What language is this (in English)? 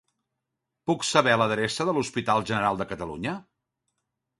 Catalan